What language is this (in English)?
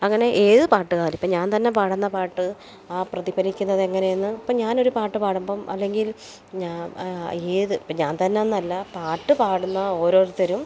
Malayalam